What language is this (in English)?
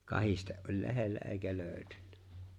Finnish